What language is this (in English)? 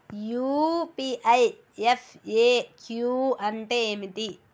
Telugu